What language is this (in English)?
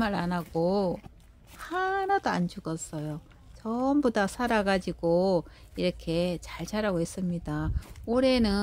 Korean